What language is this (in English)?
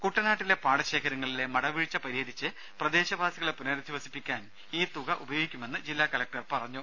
Malayalam